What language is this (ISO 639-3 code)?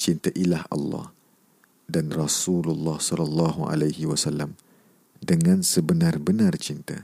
msa